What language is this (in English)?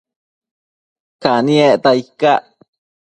Matsés